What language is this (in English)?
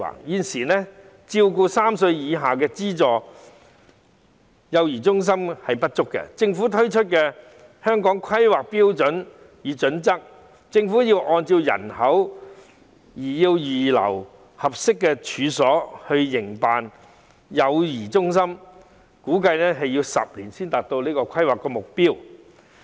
Cantonese